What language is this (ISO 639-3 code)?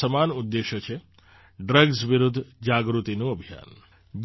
guj